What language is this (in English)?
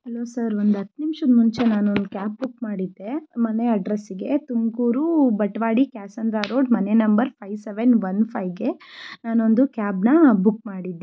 Kannada